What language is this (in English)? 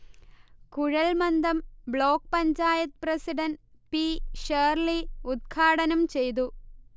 Malayalam